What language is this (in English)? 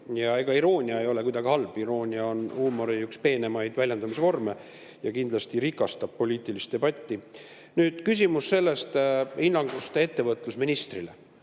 Estonian